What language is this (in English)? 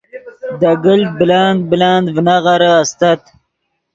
Yidgha